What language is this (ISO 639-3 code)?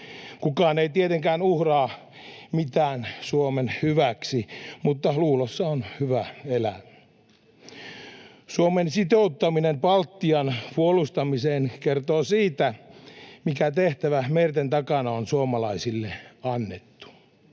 fin